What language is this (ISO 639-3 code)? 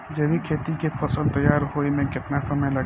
bho